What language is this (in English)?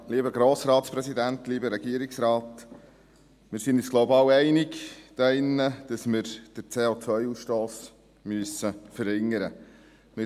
Swiss German